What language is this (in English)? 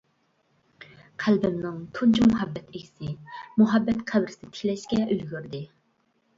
Uyghur